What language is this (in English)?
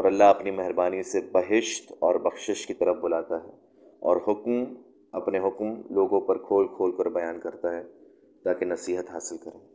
Urdu